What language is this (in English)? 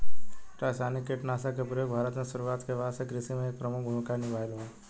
Bhojpuri